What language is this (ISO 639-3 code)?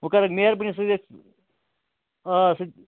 kas